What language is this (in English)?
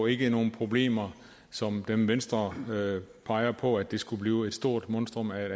Danish